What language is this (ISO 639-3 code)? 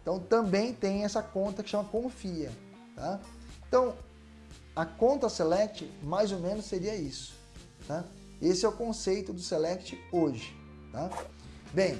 por